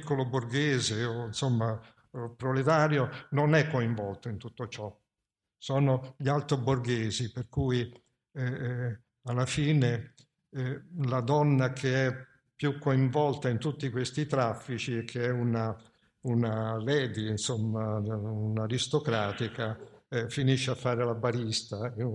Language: Italian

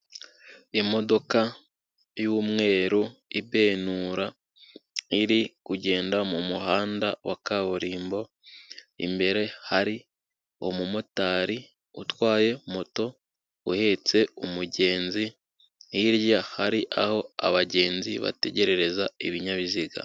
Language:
Kinyarwanda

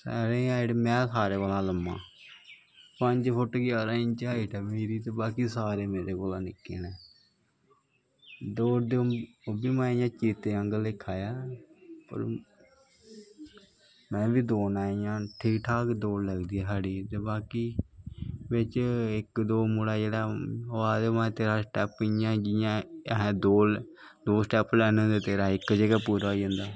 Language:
Dogri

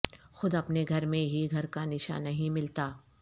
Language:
Urdu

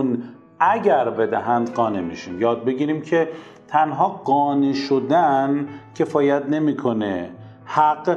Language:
Persian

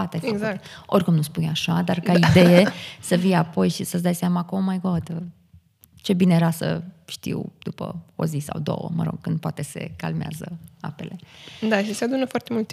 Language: Romanian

